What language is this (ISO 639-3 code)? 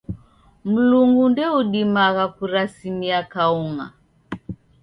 dav